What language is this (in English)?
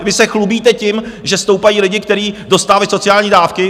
Czech